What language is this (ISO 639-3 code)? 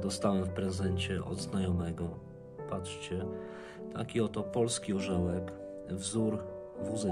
pol